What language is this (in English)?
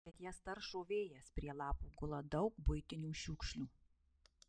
Lithuanian